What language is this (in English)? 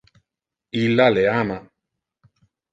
Interlingua